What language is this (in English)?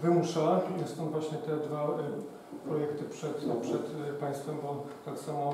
Polish